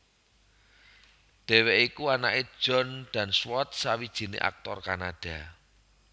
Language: Javanese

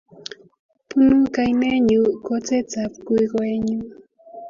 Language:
Kalenjin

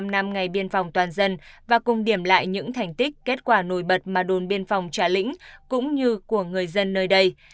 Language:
Vietnamese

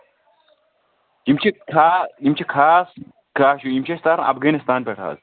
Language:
Kashmiri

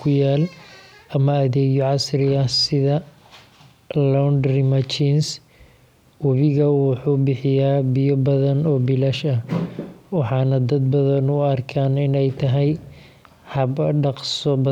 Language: Somali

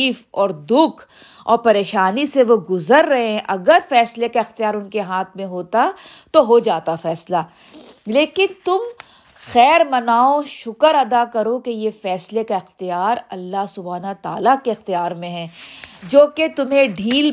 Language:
Urdu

